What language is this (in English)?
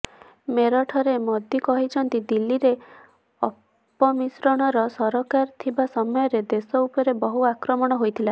Odia